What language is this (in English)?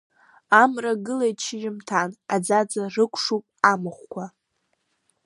Abkhazian